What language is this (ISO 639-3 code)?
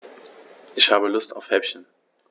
deu